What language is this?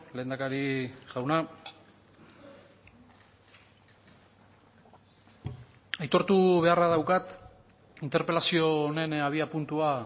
Basque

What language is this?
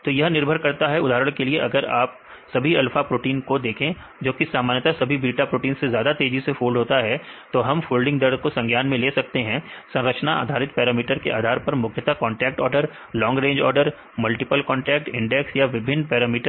Hindi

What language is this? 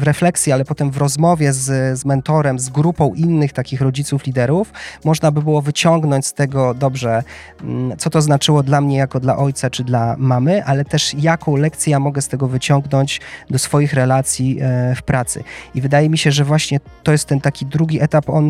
Polish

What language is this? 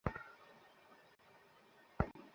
Bangla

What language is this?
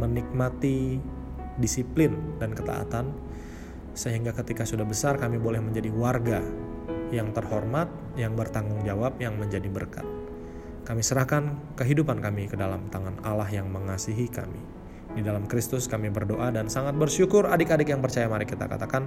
Indonesian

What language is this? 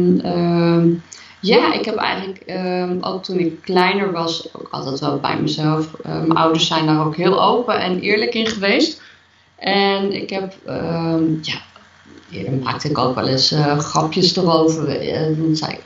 Dutch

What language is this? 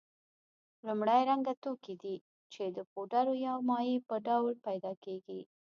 Pashto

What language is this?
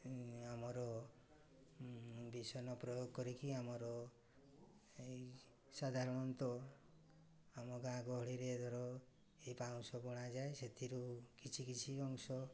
Odia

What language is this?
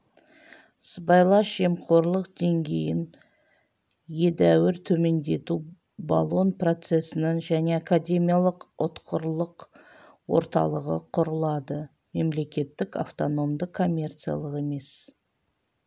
Kazakh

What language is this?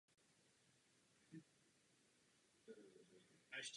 Czech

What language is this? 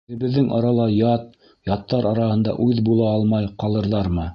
Bashkir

